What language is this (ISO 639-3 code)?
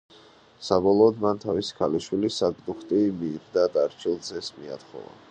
kat